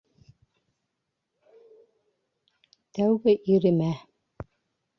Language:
Bashkir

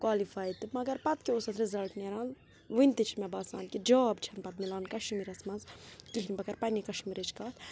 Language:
Kashmiri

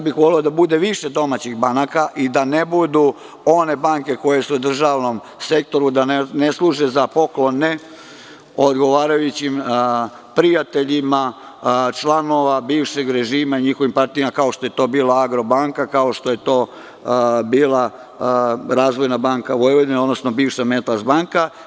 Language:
Serbian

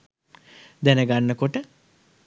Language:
Sinhala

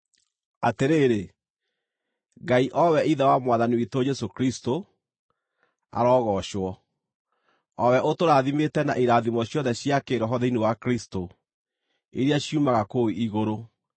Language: Kikuyu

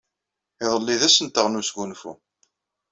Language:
Kabyle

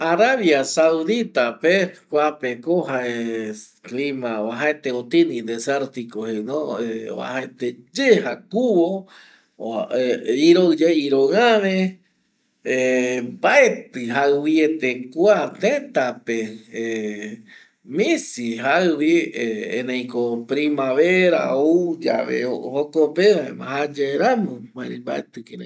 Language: Eastern Bolivian Guaraní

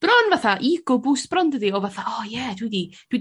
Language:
Welsh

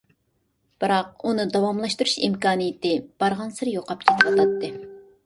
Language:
Uyghur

